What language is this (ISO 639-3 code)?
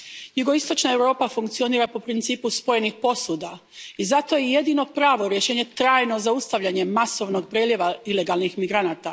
hrv